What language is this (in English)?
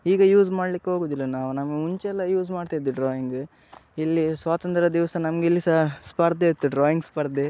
Kannada